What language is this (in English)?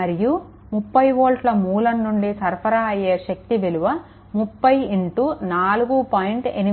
Telugu